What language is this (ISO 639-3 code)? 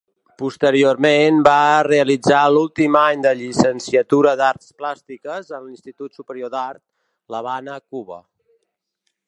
cat